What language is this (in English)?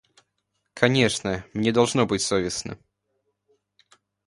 Russian